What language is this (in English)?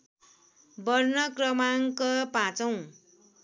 Nepali